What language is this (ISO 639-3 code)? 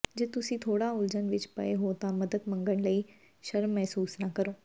pan